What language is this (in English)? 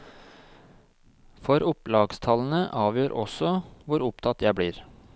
Norwegian